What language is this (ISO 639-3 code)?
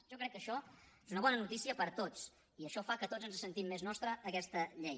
cat